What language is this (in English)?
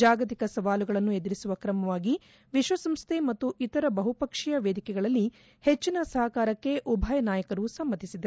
Kannada